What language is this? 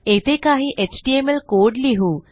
Marathi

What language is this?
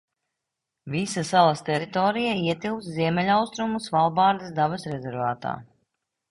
Latvian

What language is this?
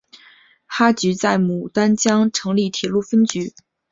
Chinese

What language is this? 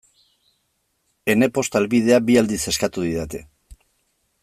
Basque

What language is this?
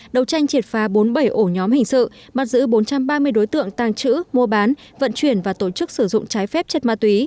Vietnamese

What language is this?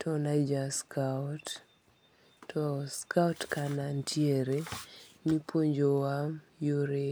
Luo (Kenya and Tanzania)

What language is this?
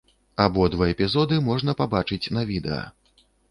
Belarusian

